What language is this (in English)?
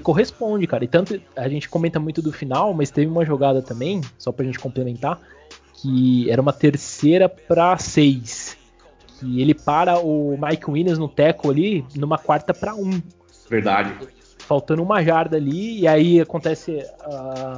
Portuguese